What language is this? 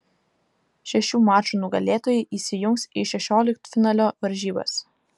Lithuanian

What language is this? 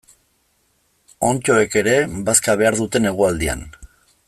Basque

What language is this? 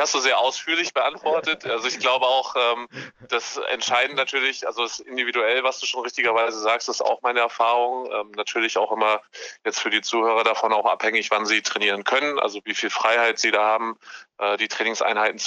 German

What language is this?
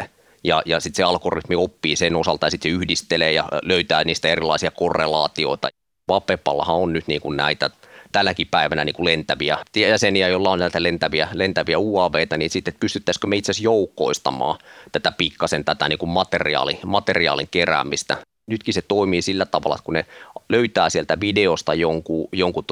Finnish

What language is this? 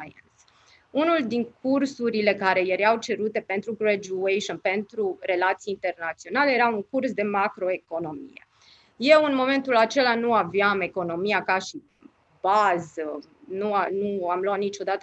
Romanian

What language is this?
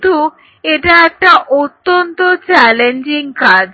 Bangla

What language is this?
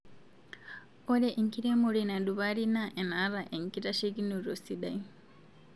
Masai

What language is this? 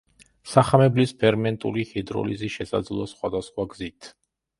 Georgian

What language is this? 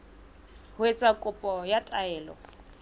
Southern Sotho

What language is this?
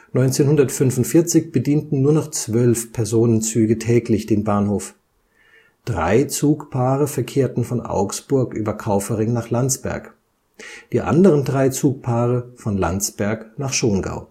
German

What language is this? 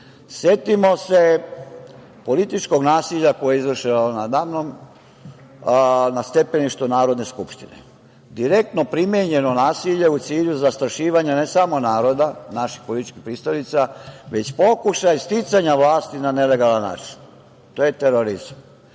Serbian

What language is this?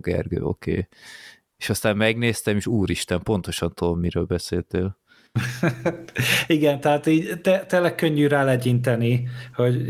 Hungarian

